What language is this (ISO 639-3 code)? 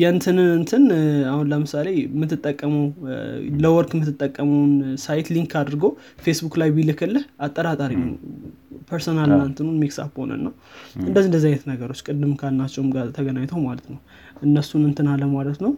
amh